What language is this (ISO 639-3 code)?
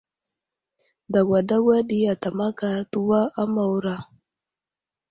udl